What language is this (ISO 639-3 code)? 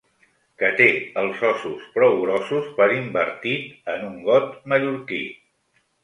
cat